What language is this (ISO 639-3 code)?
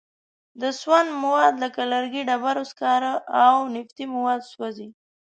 pus